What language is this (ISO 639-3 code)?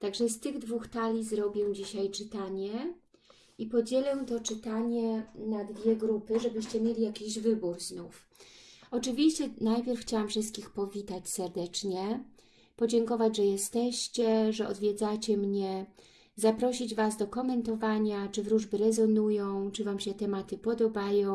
pol